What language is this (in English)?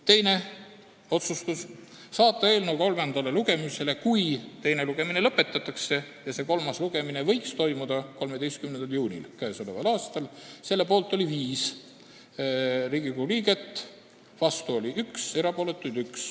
Estonian